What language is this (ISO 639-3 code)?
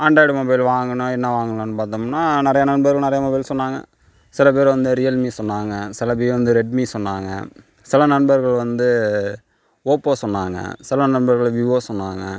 tam